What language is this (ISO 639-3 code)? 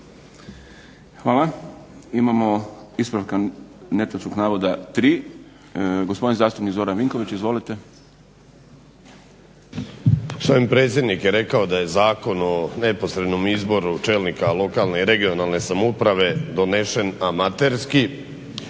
hrv